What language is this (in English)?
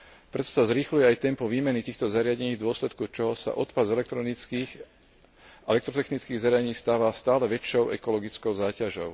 Slovak